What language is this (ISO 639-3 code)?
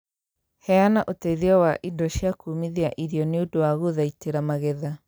kik